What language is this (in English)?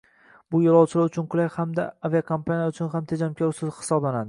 Uzbek